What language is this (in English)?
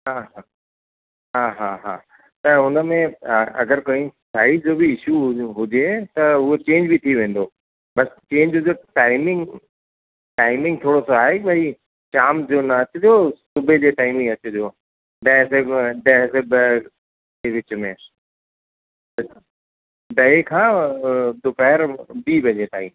Sindhi